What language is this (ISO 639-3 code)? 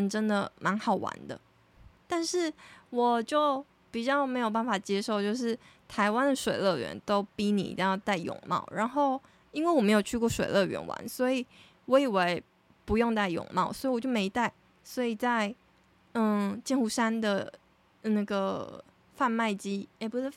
zho